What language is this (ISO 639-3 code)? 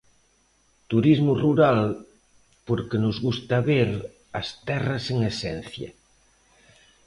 glg